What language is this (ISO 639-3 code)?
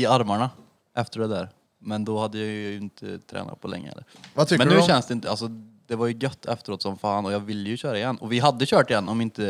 swe